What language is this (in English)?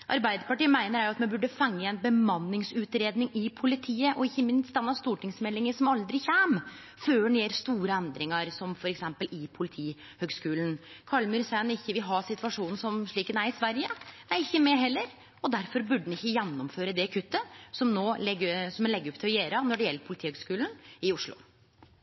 Norwegian Nynorsk